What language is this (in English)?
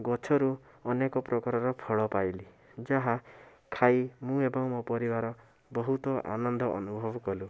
Odia